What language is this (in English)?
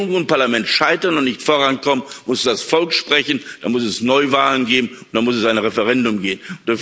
German